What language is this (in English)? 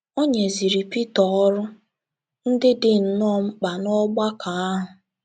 Igbo